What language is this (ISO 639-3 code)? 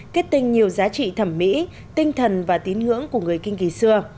vie